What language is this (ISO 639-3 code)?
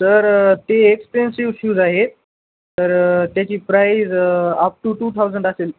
mar